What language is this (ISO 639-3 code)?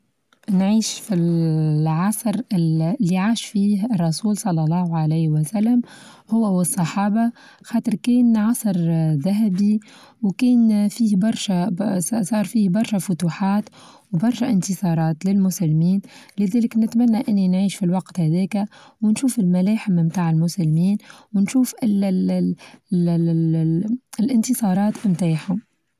aeb